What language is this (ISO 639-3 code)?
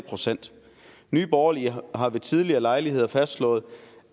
dan